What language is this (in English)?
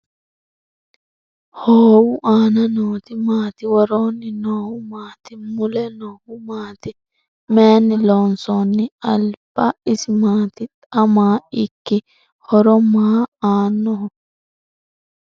Sidamo